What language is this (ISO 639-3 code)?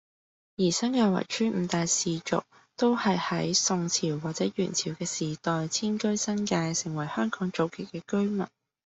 yue